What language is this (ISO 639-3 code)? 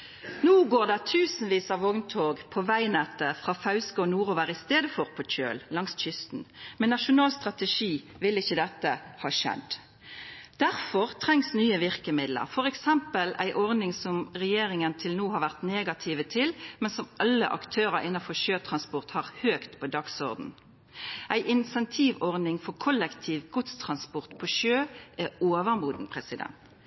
nno